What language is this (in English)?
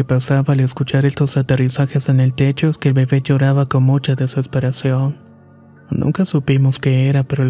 Spanish